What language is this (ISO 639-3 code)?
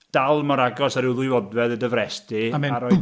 cym